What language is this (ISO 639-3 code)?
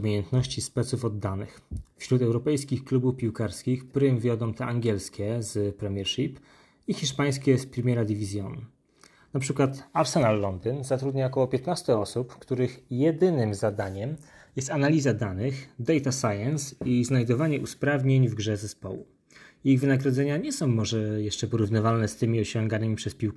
pol